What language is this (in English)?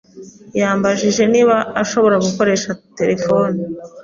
Kinyarwanda